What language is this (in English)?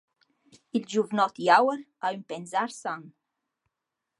Romansh